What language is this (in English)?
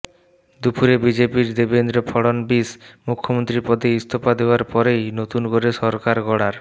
Bangla